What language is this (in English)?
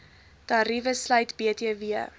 Afrikaans